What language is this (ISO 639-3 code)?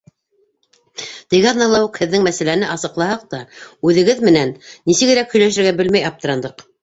bak